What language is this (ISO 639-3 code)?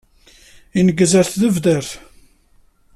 kab